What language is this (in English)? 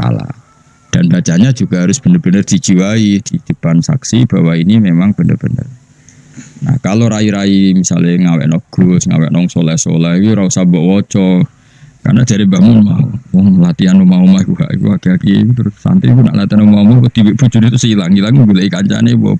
Indonesian